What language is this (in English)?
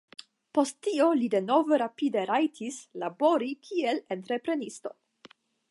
Esperanto